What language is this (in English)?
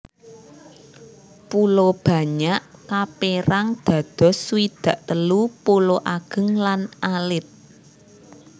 Javanese